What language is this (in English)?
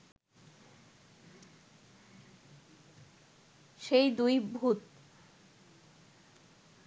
Bangla